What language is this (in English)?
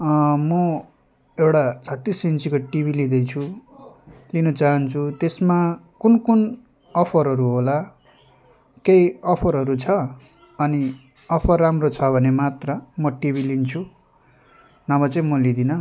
Nepali